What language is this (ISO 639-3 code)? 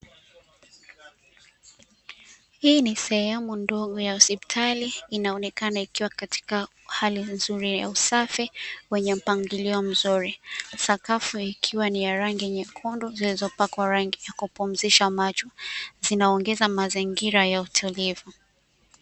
swa